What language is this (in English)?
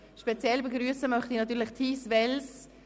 Swiss German